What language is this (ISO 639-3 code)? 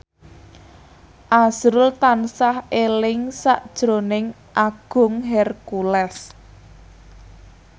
jav